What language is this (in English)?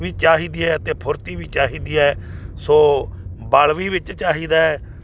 Punjabi